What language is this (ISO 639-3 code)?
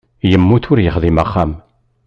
kab